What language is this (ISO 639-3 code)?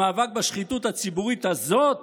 heb